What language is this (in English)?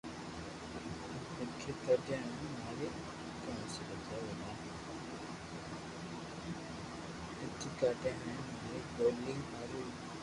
Loarki